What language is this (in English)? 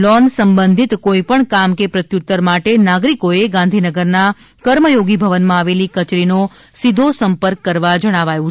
Gujarati